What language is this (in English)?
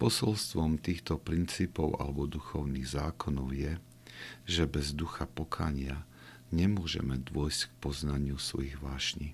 Slovak